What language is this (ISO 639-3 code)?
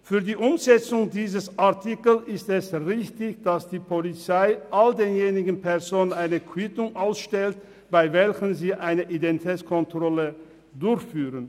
gsw